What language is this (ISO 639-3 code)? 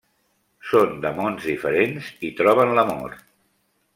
cat